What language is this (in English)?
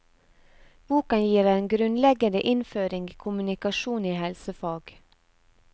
Norwegian